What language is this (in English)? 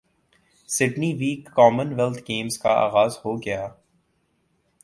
Urdu